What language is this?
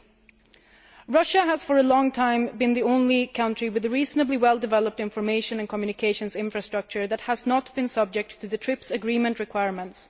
English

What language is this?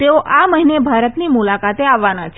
Gujarati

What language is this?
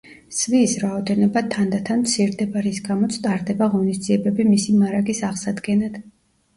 Georgian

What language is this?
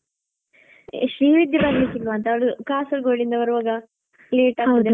Kannada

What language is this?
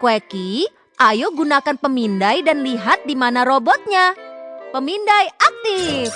Indonesian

